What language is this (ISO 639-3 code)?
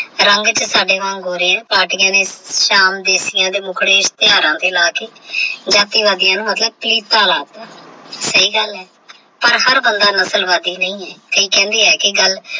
pan